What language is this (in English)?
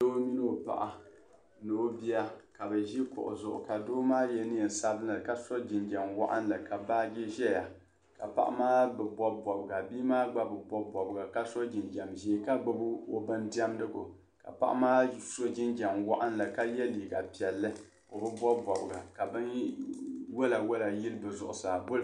Dagbani